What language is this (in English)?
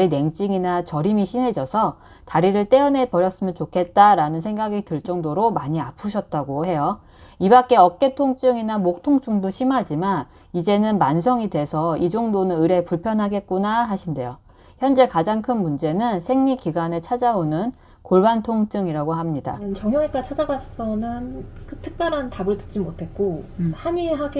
Korean